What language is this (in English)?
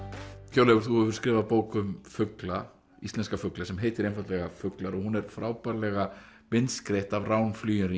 Icelandic